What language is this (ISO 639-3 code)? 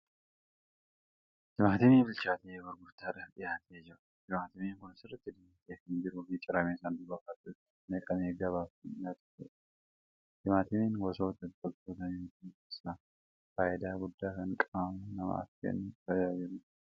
orm